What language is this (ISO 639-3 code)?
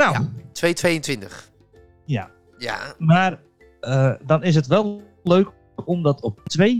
nld